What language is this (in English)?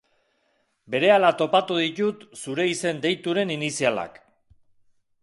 Basque